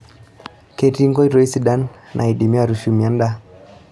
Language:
Masai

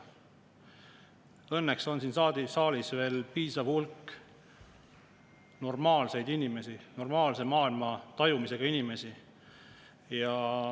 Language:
Estonian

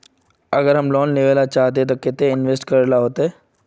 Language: Magahi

